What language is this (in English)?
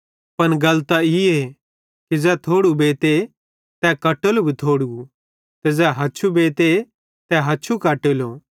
Bhadrawahi